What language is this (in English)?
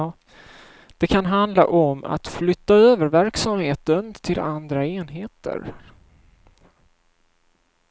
Swedish